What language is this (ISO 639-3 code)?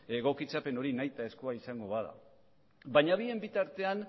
eus